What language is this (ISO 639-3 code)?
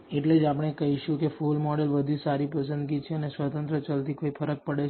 guj